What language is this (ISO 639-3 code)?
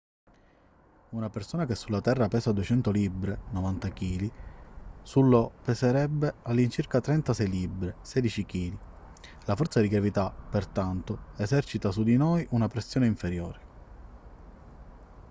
ita